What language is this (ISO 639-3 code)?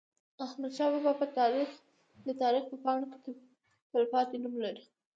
pus